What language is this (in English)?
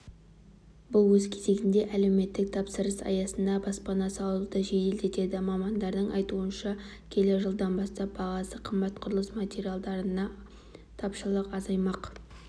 Kazakh